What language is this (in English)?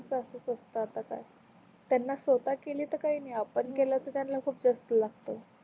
Marathi